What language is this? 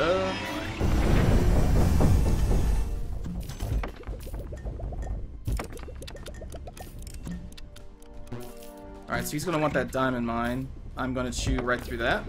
English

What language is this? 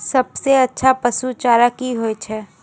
Maithili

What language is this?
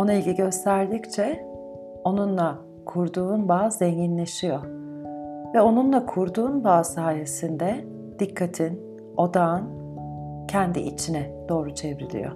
Turkish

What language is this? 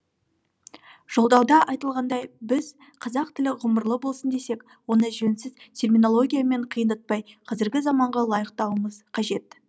Kazakh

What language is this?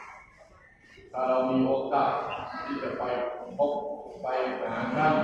Thai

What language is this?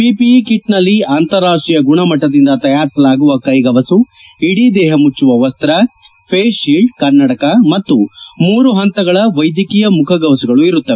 Kannada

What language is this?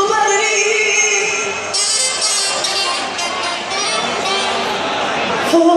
Greek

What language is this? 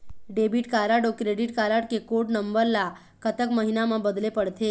Chhattisgarhi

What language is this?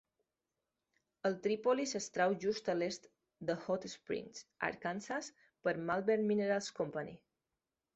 Catalan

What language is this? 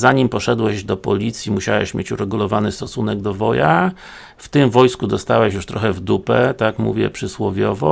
Polish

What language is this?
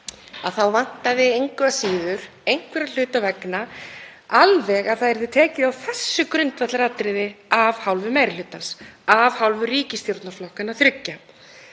Icelandic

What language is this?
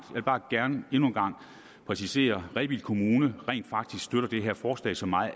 Danish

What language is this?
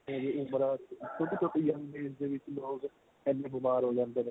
Punjabi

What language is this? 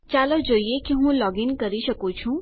Gujarati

